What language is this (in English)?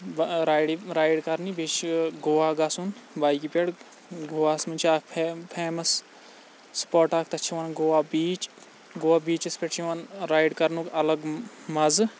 Kashmiri